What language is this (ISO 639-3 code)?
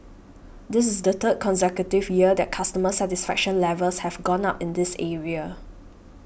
eng